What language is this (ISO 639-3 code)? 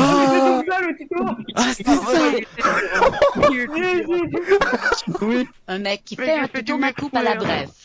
fra